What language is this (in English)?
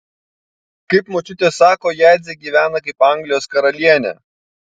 Lithuanian